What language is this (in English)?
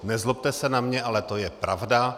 Czech